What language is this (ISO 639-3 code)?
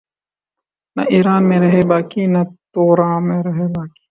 urd